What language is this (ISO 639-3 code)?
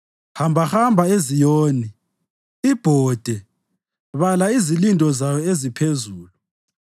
nde